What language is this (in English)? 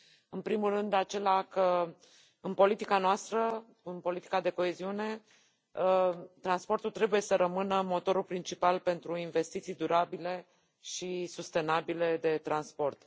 Romanian